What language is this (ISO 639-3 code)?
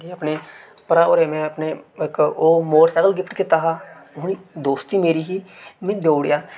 doi